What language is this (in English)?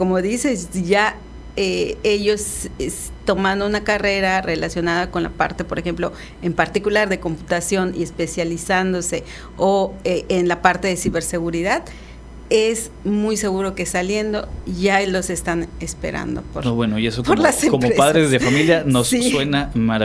Spanish